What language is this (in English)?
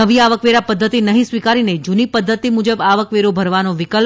Gujarati